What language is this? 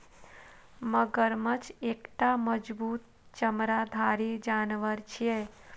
Maithili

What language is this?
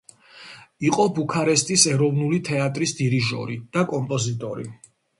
Georgian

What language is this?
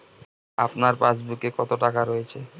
Bangla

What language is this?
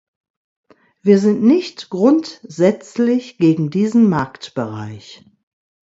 German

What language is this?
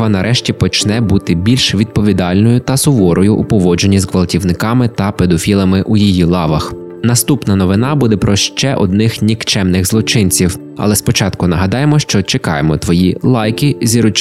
Ukrainian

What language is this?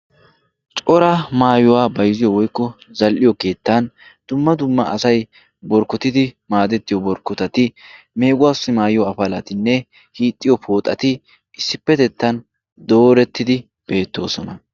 Wolaytta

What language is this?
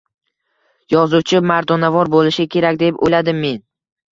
Uzbek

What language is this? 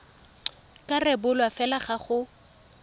Tswana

